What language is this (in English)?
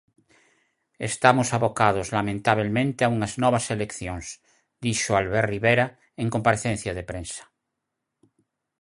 Galician